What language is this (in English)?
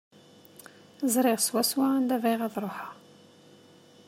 Kabyle